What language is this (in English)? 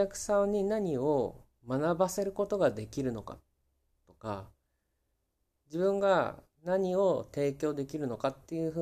Japanese